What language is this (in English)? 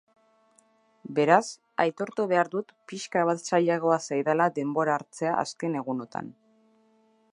Basque